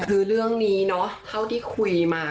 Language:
Thai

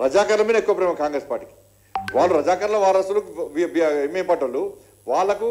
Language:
Telugu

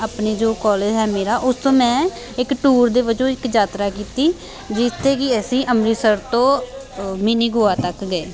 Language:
Punjabi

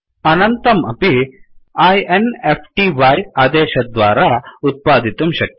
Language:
Sanskrit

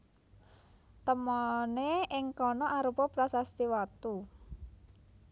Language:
Javanese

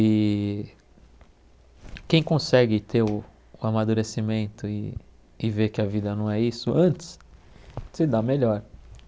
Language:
Portuguese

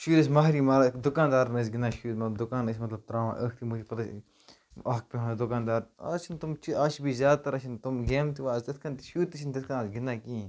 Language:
Kashmiri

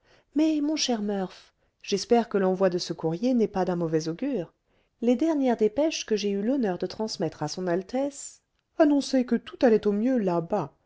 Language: French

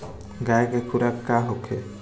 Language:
Bhojpuri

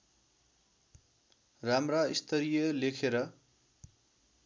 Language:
Nepali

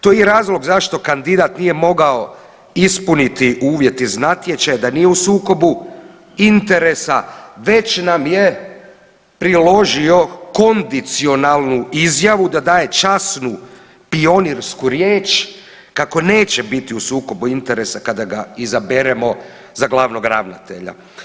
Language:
Croatian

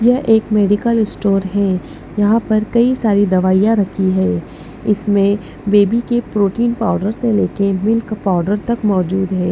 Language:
Hindi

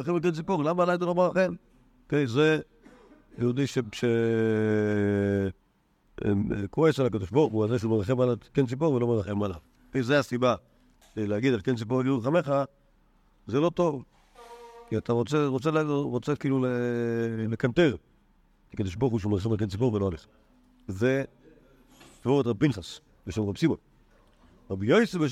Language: Hebrew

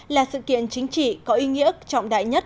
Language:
Vietnamese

